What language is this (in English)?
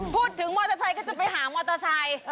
Thai